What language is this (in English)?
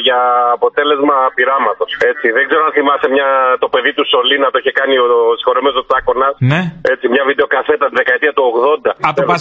Greek